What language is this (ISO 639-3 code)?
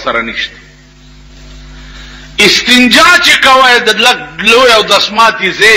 ron